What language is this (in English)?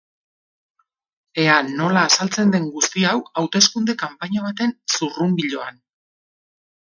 Basque